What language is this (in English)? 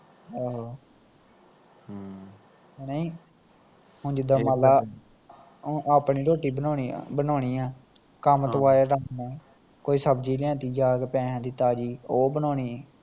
Punjabi